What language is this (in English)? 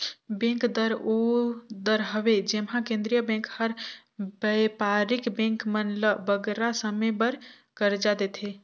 Chhattisgarhi